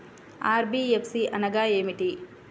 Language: Telugu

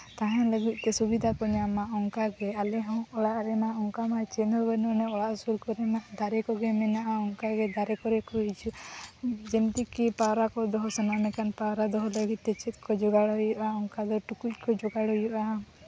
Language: Santali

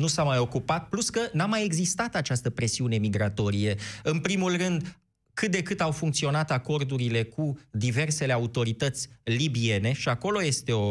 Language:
Romanian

